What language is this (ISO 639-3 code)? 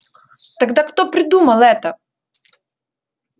rus